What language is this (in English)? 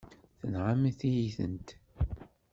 Kabyle